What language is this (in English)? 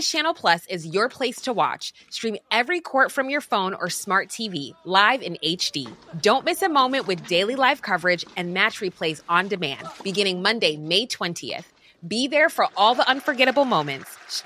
Filipino